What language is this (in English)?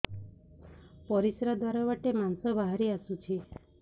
Odia